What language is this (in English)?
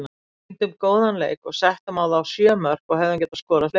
Icelandic